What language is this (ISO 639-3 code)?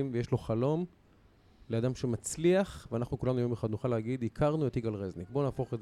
heb